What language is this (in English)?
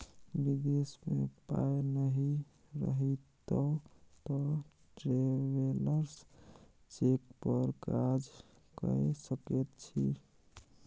Maithili